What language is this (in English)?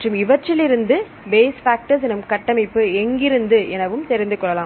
Tamil